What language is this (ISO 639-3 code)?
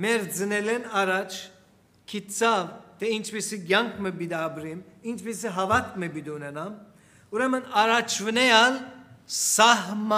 tur